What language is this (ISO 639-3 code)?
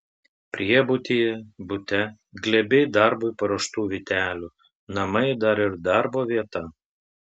lit